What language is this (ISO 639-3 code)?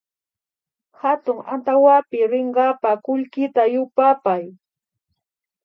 qvi